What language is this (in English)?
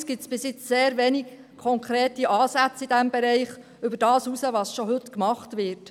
Swiss German